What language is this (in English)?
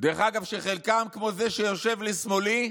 Hebrew